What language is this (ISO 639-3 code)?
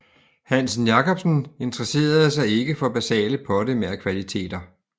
dan